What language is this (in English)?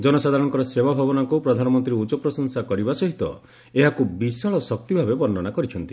Odia